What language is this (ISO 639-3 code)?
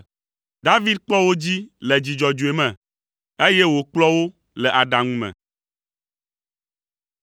ewe